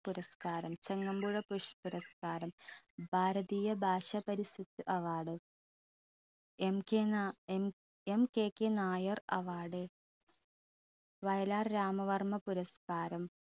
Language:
Malayalam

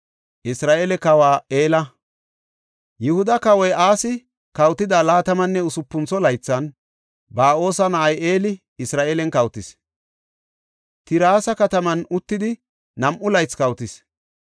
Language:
Gofa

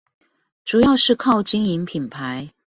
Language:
Chinese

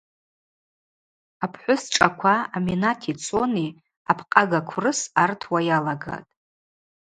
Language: Abaza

